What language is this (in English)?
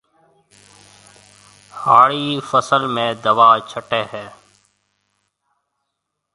Marwari (Pakistan)